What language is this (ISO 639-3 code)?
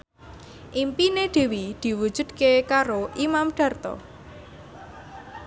jav